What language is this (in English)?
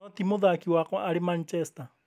Kikuyu